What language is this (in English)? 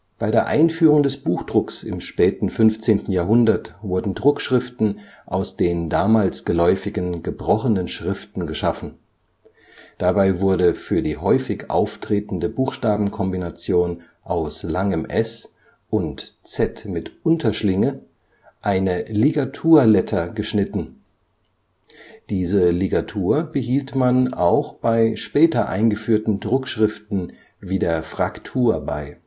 German